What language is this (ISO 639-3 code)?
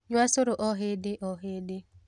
kik